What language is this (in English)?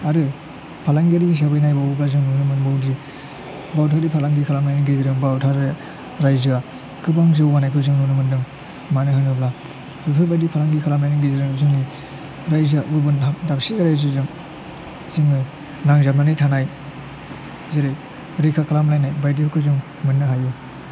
Bodo